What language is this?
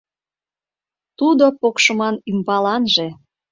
Mari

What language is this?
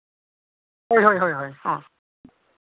Santali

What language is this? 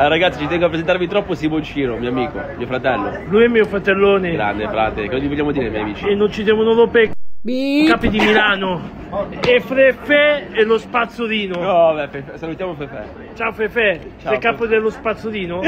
Italian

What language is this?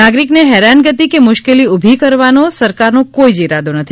Gujarati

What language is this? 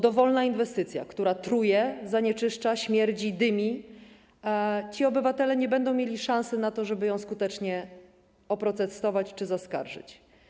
Polish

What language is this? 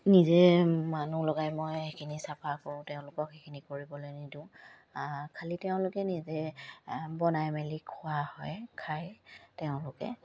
Assamese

